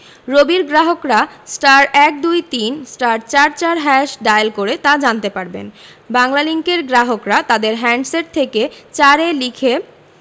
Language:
Bangla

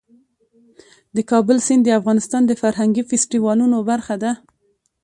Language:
Pashto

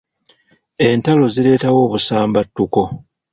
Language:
Ganda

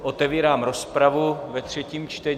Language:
Czech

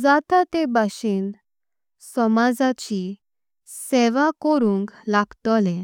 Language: Konkani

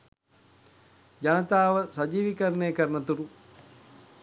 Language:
Sinhala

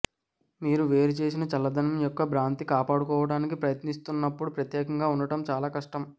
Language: Telugu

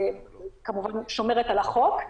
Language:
Hebrew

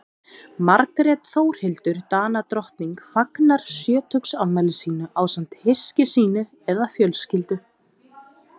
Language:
Icelandic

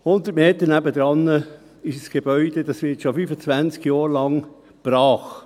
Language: Swiss German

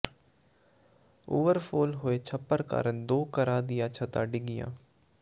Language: Punjabi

